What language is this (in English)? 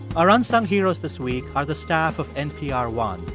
English